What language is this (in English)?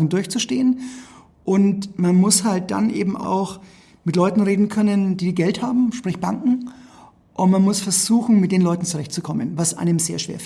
German